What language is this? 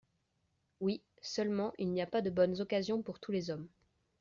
French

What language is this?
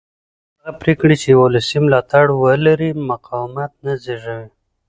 Pashto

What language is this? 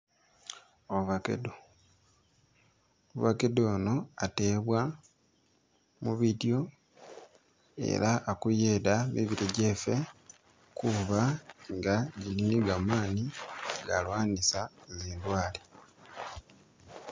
Masaaba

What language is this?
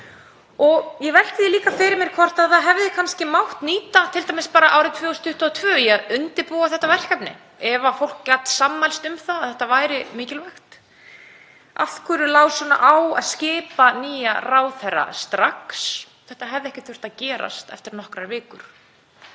Icelandic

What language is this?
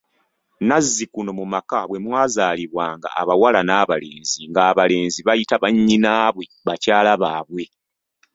Ganda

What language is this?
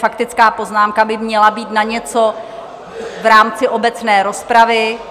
Czech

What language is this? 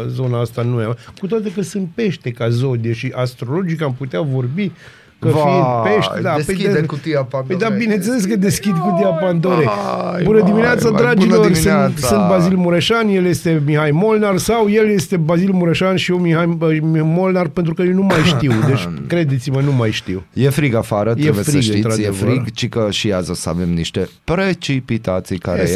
Romanian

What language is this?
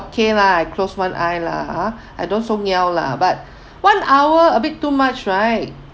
English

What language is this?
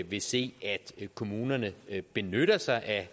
Danish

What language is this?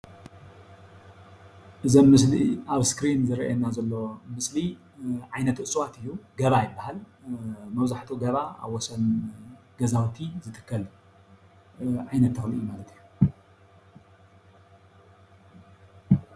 Tigrinya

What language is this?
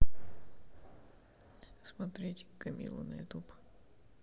Russian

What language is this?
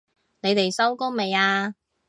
Cantonese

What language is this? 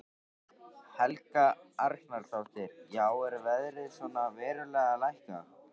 Icelandic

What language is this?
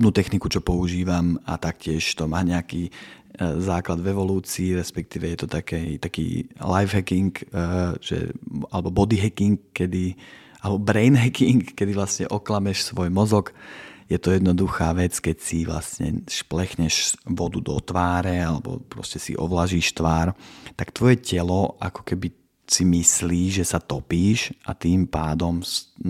Slovak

